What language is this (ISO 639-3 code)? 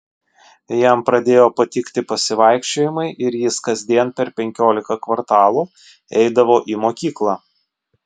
lit